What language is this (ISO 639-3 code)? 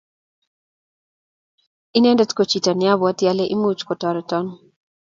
kln